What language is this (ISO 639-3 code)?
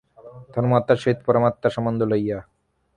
ben